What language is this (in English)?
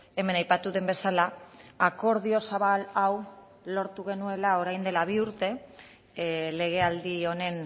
Basque